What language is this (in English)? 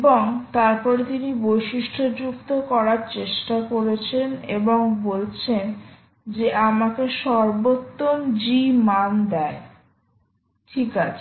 Bangla